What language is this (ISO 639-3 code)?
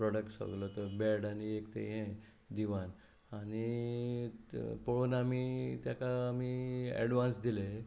kok